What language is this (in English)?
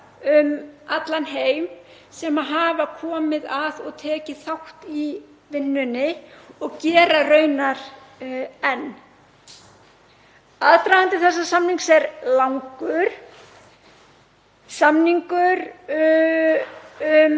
Icelandic